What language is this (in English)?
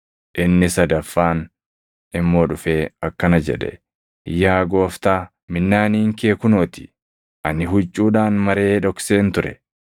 Oromo